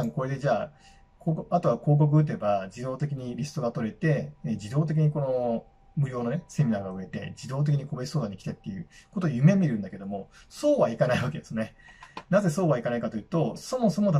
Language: Japanese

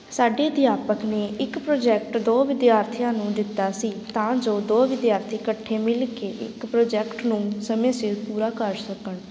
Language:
Punjabi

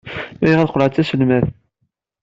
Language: Kabyle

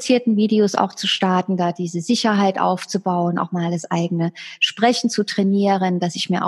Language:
German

